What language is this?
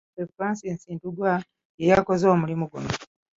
Ganda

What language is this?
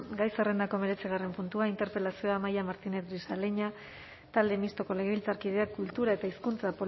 Basque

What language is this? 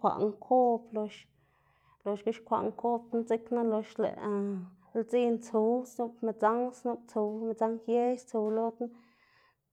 Xanaguía Zapotec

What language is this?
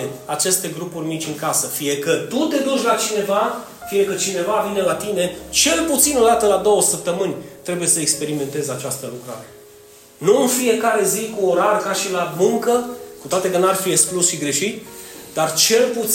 Romanian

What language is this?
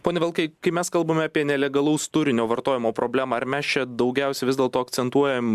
Lithuanian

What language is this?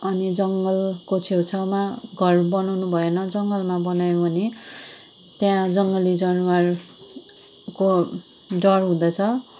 Nepali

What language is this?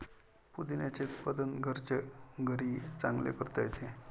Marathi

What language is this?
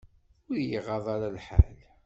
Kabyle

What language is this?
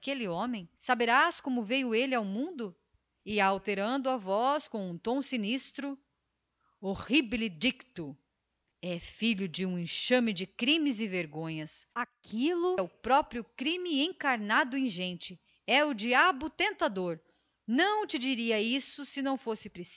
Portuguese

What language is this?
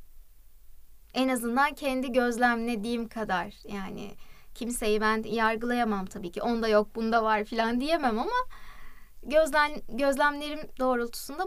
Turkish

